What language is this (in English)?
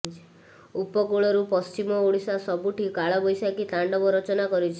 Odia